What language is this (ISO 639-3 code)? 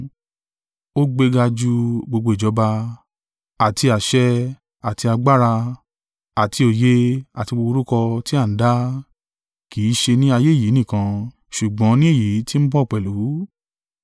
yor